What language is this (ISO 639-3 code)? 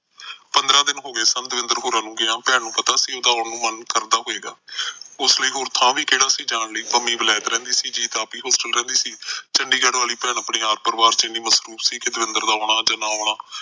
pan